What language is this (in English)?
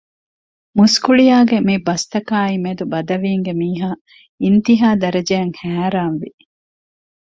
Divehi